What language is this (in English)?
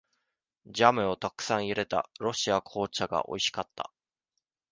Japanese